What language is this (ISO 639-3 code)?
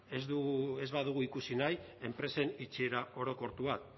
eus